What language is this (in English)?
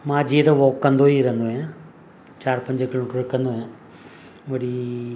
Sindhi